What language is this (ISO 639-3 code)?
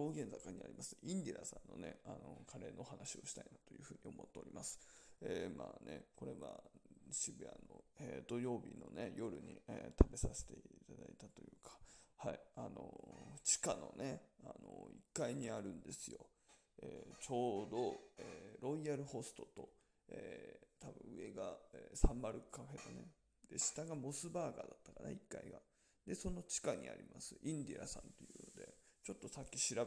jpn